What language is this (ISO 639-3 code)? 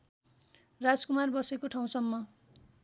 nep